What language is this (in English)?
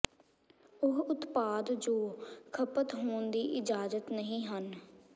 Punjabi